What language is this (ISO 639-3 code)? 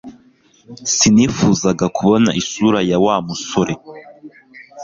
kin